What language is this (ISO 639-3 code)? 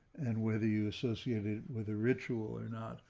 eng